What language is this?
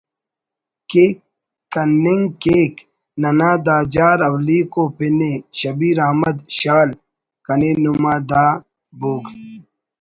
Brahui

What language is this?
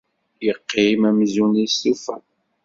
Kabyle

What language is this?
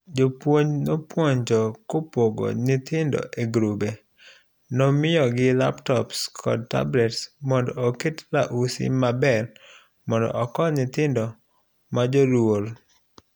Luo (Kenya and Tanzania)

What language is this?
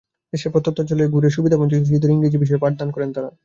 Bangla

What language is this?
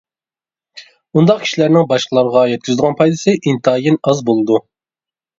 Uyghur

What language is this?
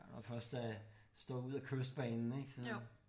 Danish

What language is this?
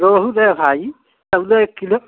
Hindi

